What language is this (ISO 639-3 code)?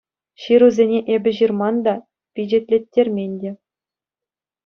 chv